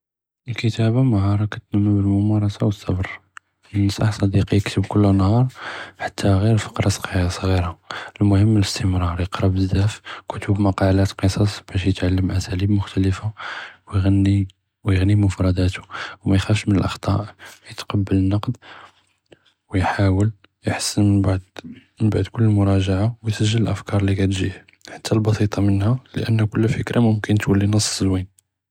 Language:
Judeo-Arabic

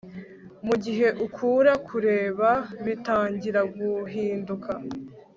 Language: Kinyarwanda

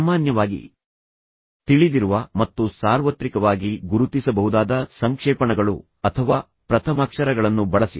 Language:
Kannada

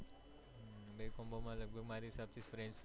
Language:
Gujarati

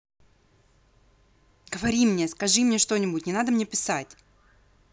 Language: Russian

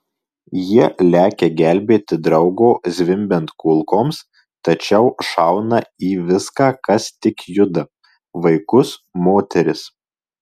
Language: Lithuanian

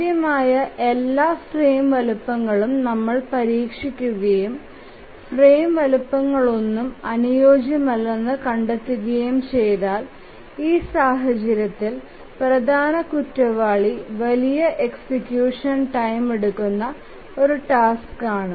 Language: Malayalam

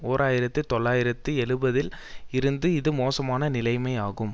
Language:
Tamil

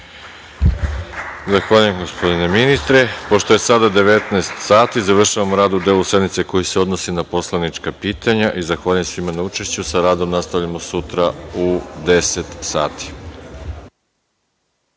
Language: Serbian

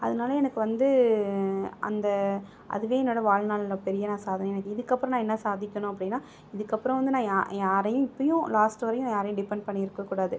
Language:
Tamil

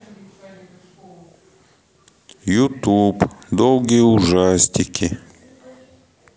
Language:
Russian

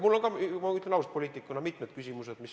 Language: Estonian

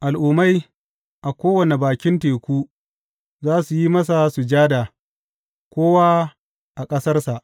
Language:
Hausa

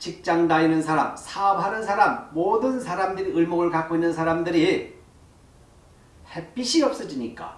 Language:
Korean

